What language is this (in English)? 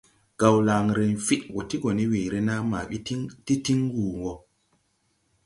Tupuri